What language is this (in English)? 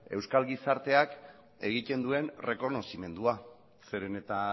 Basque